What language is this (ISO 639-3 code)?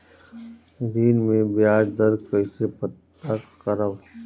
bho